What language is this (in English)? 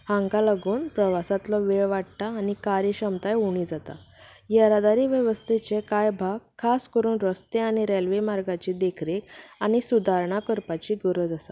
Konkani